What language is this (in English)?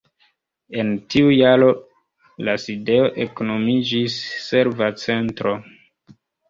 Esperanto